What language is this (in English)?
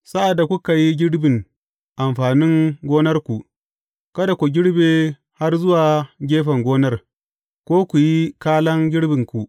Hausa